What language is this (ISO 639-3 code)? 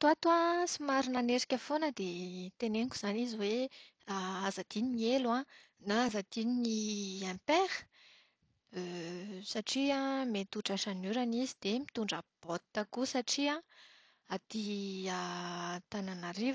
mlg